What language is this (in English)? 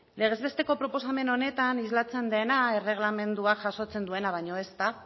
Basque